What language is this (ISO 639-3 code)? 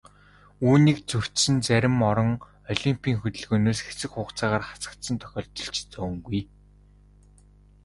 mon